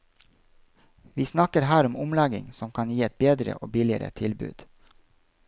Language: Norwegian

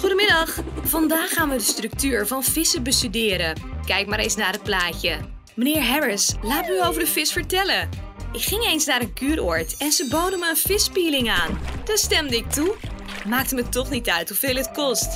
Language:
Dutch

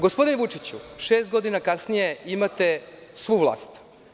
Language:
Serbian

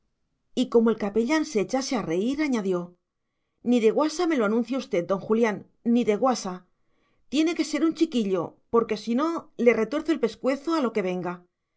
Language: Spanish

